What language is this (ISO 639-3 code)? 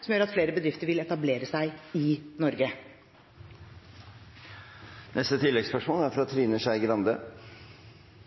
nor